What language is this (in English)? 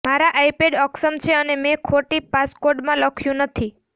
Gujarati